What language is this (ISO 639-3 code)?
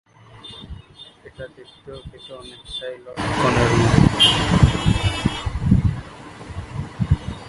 ben